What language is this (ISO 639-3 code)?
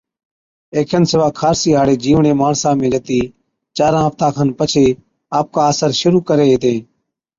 odk